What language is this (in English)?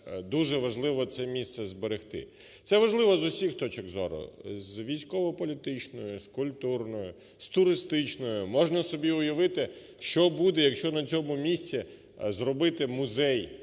Ukrainian